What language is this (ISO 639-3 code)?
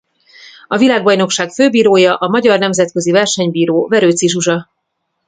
hun